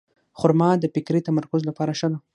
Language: Pashto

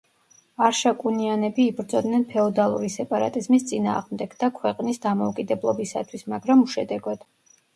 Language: Georgian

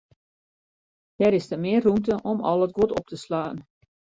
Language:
Western Frisian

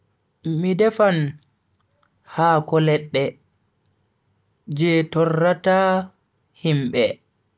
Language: Bagirmi Fulfulde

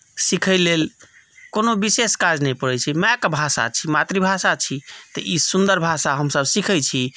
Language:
Maithili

